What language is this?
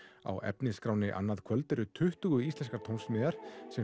Icelandic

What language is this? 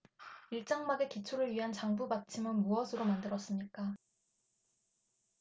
Korean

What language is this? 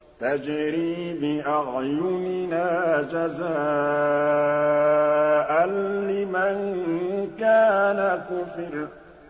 Arabic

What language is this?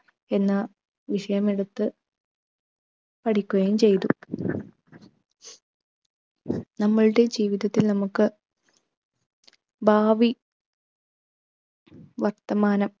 Malayalam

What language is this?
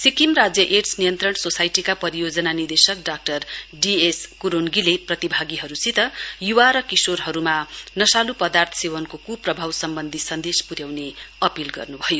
Nepali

